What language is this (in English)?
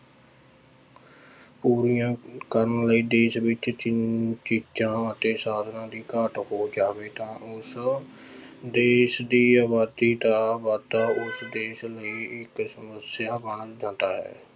Punjabi